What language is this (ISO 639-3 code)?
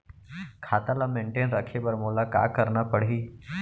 hne